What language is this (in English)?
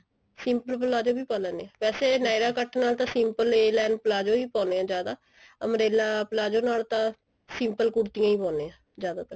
Punjabi